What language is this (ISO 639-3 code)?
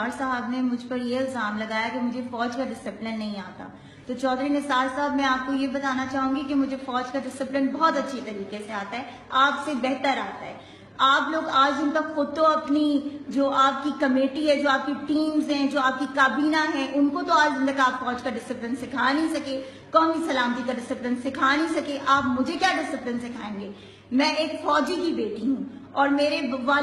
hin